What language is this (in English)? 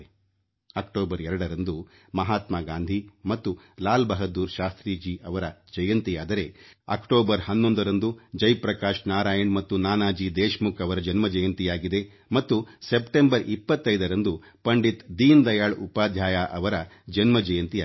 Kannada